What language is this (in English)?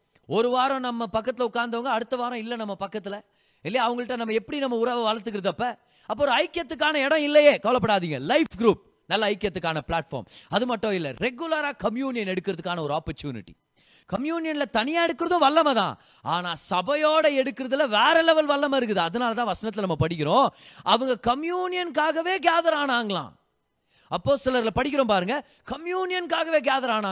Tamil